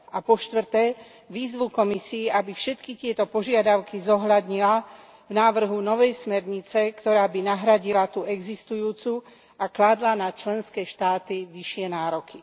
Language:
Slovak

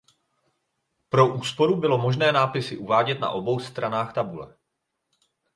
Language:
Czech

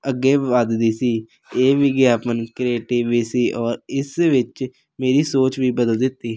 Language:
Punjabi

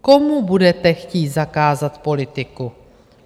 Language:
Czech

